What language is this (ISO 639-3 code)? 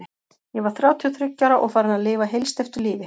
isl